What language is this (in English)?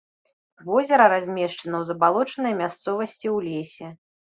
Belarusian